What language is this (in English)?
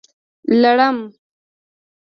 Pashto